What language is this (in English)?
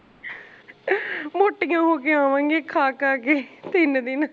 Punjabi